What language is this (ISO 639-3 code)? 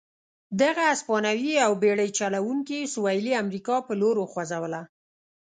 pus